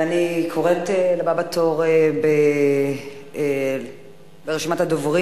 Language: Hebrew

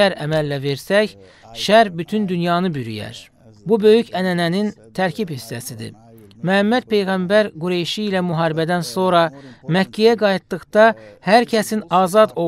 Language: Turkish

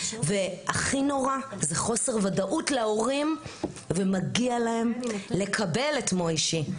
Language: Hebrew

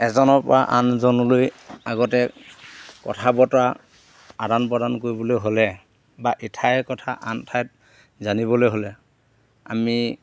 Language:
Assamese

